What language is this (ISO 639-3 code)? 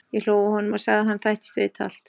isl